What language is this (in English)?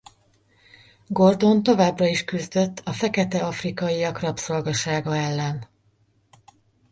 Hungarian